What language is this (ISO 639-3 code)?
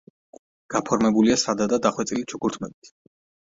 kat